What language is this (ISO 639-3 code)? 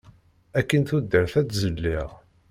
kab